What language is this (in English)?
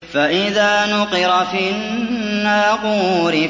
Arabic